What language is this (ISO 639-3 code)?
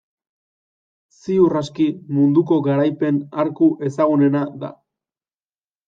eus